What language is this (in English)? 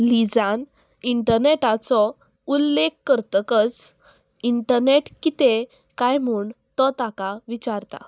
Konkani